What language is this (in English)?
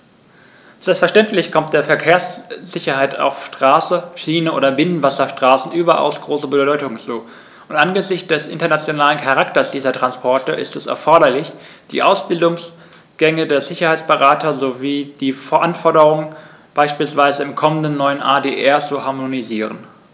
German